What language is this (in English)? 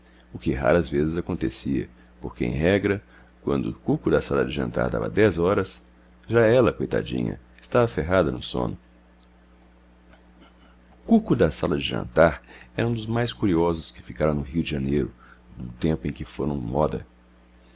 Portuguese